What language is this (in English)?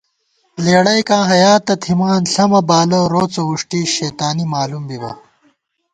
Gawar-Bati